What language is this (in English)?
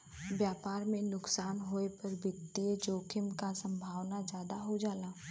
Bhojpuri